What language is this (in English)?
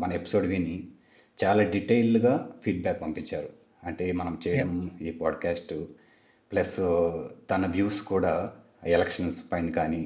Telugu